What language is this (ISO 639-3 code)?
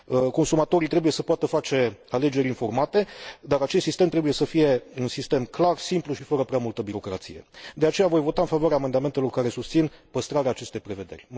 ron